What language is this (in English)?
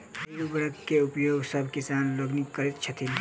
Maithili